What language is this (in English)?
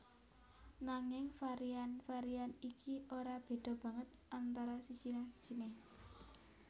Javanese